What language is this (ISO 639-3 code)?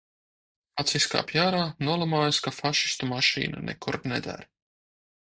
lav